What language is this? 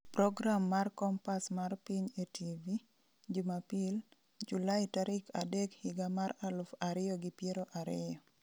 Luo (Kenya and Tanzania)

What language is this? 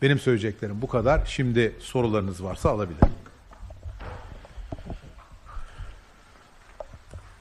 Turkish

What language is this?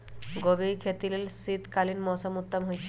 Magahi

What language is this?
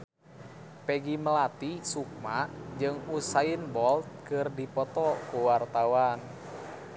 Sundanese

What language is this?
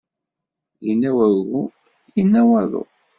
Kabyle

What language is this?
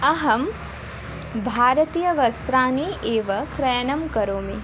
Sanskrit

